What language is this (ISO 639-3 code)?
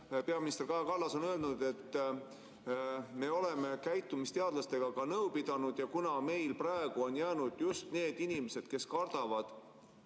est